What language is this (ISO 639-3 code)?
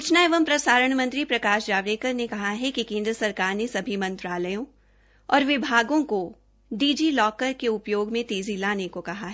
hin